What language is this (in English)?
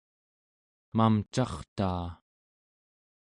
Central Yupik